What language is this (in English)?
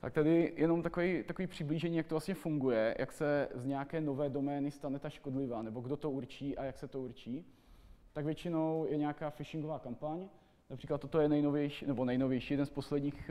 Czech